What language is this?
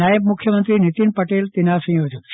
Gujarati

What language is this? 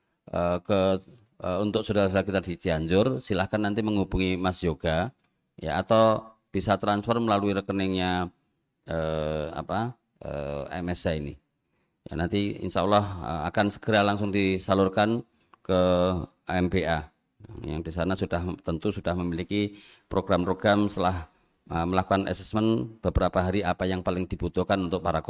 Indonesian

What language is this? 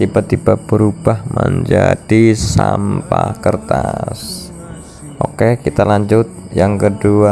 Indonesian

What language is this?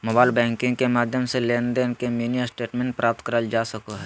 Magahi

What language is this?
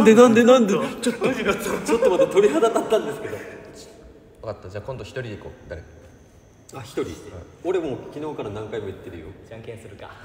Japanese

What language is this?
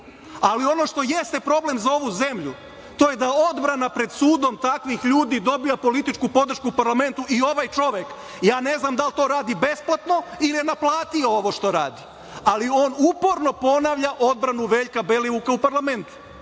Serbian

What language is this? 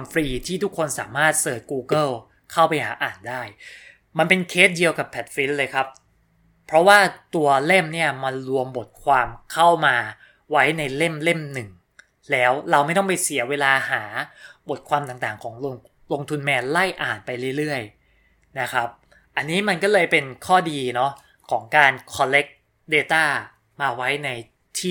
Thai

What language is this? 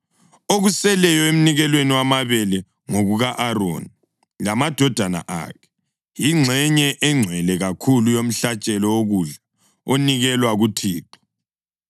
North Ndebele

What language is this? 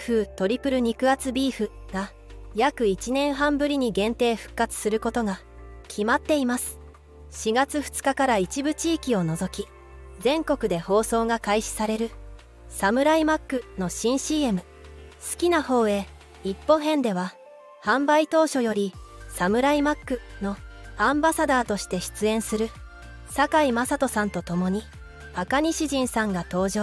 Japanese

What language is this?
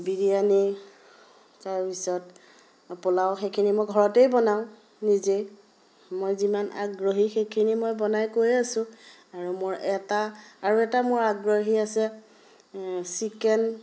Assamese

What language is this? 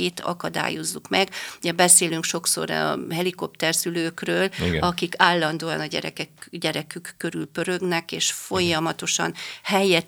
Hungarian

